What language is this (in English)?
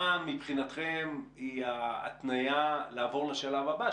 Hebrew